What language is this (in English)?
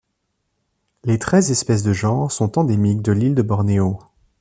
French